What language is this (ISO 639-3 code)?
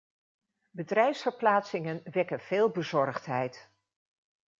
nld